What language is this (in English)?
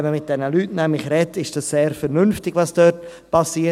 Swiss German